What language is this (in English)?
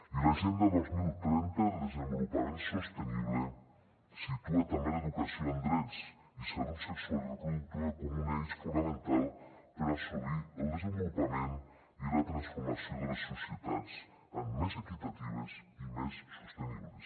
Catalan